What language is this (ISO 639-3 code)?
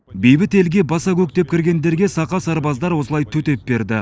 kaz